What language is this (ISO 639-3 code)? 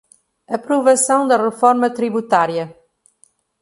por